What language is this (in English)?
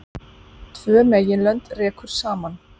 Icelandic